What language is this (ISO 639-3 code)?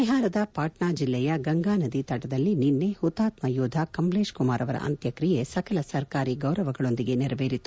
kan